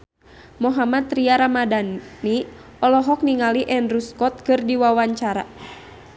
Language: Sundanese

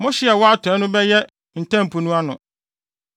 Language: Akan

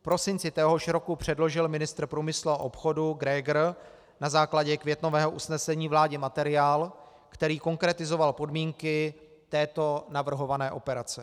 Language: Czech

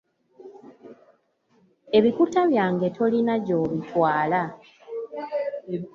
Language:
Ganda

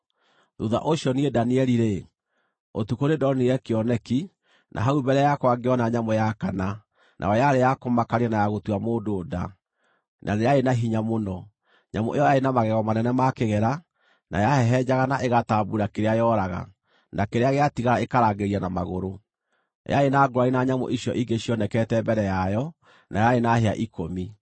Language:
Kikuyu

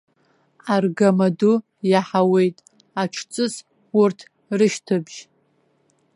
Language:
Abkhazian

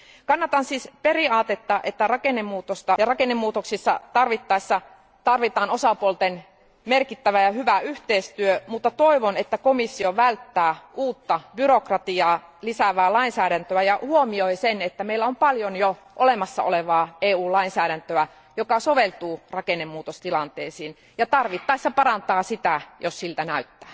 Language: Finnish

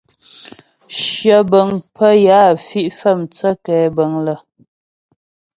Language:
Ghomala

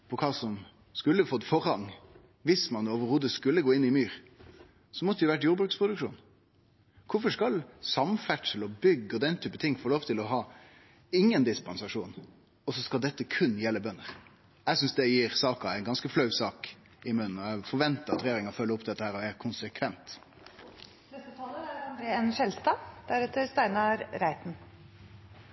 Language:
Norwegian Nynorsk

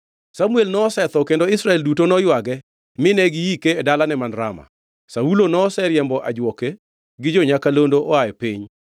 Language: Luo (Kenya and Tanzania)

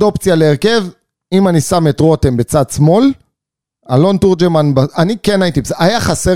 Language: Hebrew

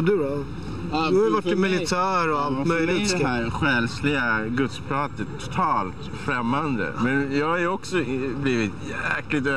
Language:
Swedish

